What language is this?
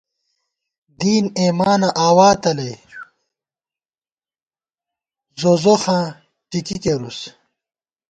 Gawar-Bati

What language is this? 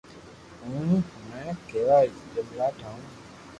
Loarki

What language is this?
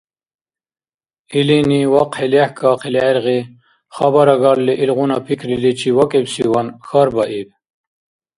Dargwa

